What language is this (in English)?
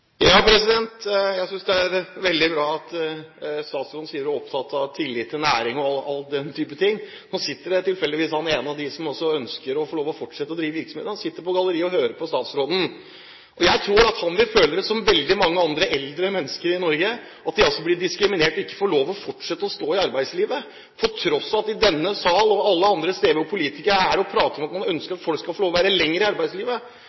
Norwegian